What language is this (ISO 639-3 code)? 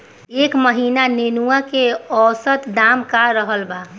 bho